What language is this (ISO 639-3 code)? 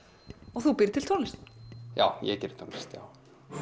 isl